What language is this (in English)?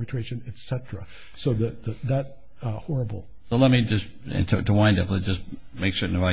English